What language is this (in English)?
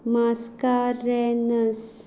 Konkani